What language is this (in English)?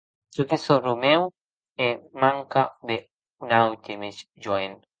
Occitan